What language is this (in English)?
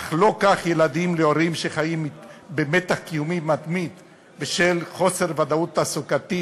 Hebrew